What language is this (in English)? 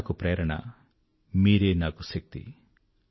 Telugu